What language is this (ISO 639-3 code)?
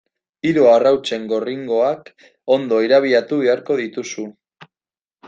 eus